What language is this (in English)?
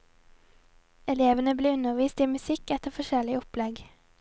Norwegian